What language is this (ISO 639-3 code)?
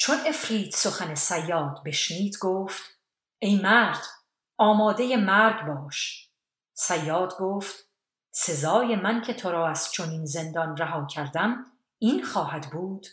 fas